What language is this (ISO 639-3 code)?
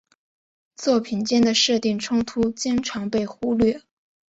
zho